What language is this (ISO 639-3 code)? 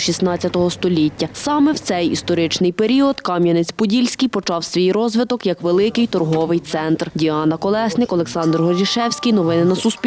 ukr